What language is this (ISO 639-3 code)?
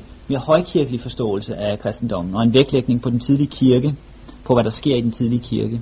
dan